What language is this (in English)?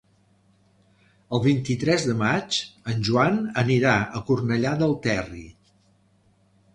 Catalan